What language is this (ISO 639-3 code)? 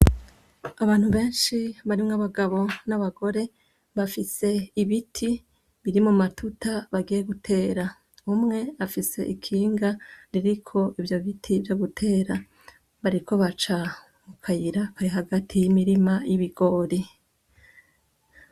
run